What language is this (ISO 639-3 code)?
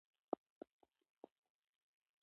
pus